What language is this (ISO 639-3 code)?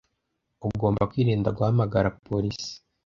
kin